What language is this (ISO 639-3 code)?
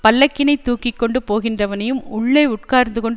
tam